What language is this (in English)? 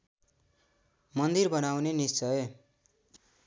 Nepali